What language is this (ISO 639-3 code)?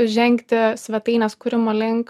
lit